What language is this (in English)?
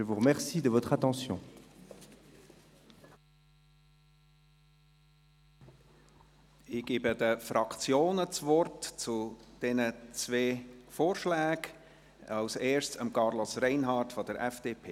Swiss German